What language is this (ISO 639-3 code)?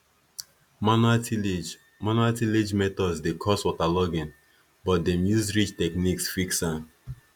pcm